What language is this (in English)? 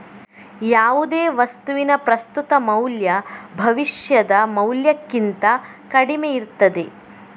Kannada